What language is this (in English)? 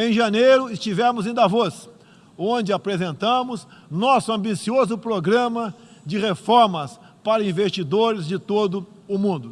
Portuguese